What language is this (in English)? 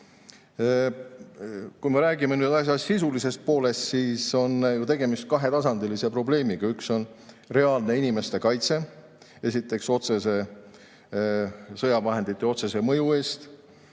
Estonian